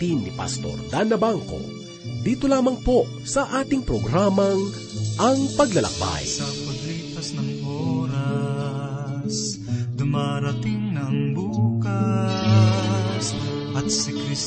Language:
Filipino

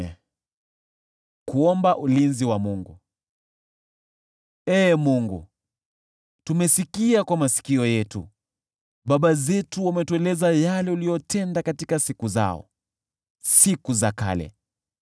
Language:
Swahili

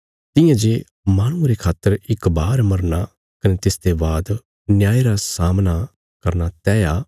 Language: Bilaspuri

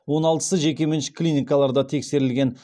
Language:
Kazakh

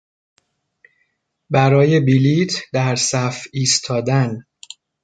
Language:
Persian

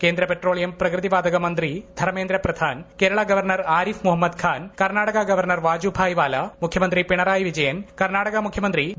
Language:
Malayalam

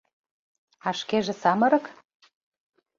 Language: Mari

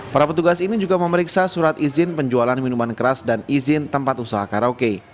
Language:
Indonesian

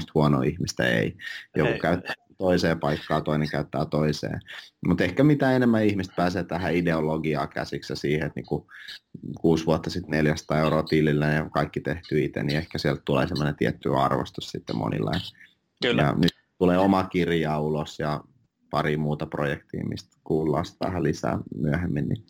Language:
Finnish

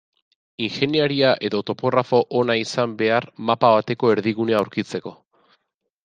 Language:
Basque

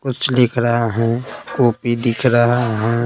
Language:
Hindi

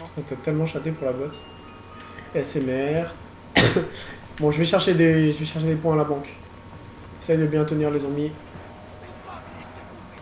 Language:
French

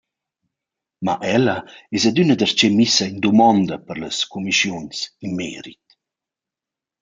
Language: Romansh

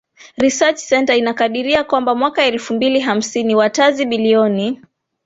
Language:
Swahili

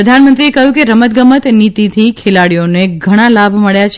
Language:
Gujarati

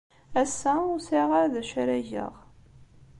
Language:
Kabyle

